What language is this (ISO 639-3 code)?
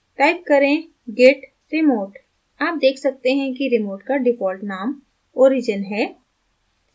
hin